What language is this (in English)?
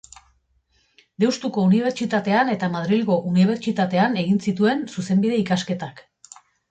Basque